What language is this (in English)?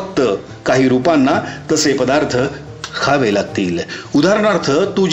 Marathi